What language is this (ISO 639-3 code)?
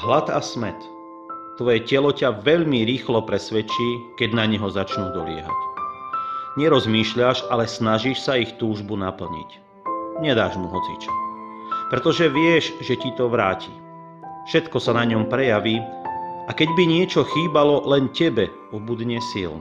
slk